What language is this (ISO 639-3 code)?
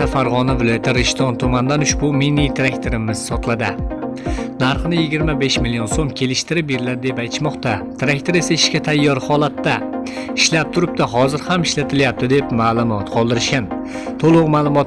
uzb